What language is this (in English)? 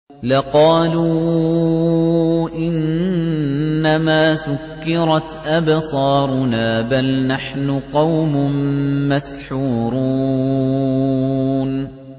Arabic